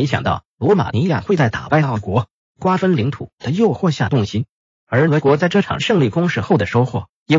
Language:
Chinese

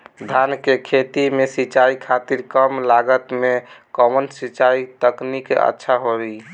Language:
Bhojpuri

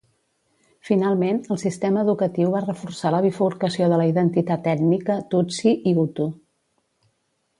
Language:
Catalan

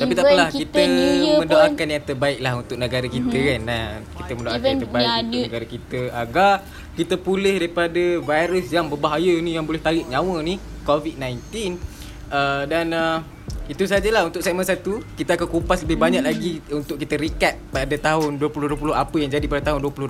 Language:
Malay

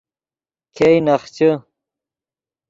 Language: Yidgha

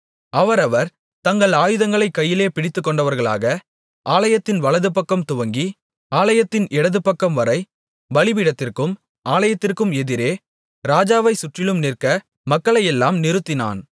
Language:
Tamil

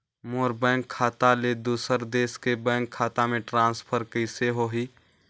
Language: Chhattisgarhi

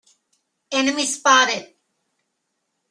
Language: English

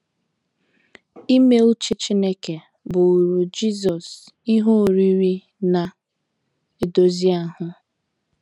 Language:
Igbo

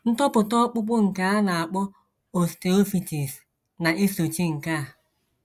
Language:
Igbo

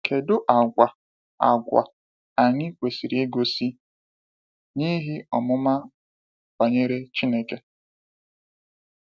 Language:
Igbo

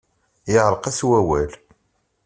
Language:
Kabyle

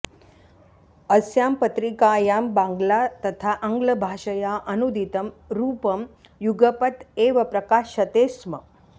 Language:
Sanskrit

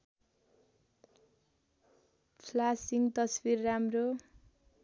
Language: Nepali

